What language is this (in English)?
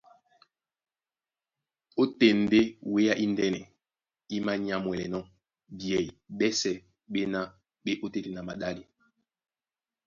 Duala